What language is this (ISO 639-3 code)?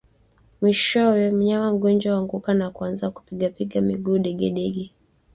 swa